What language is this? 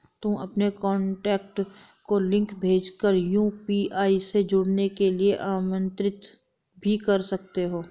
Hindi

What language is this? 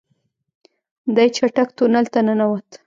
Pashto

